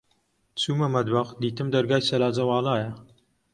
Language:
Central Kurdish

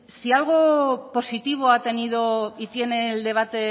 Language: Spanish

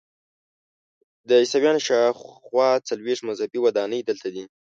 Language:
Pashto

